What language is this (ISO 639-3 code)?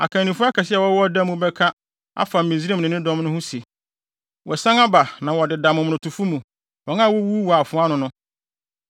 aka